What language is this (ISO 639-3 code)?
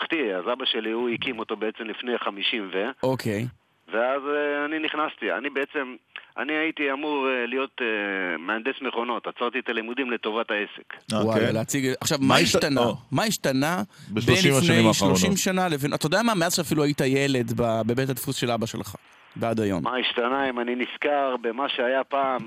heb